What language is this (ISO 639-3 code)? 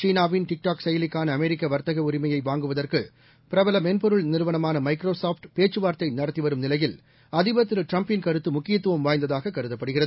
tam